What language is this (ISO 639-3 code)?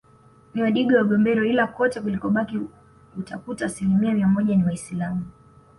swa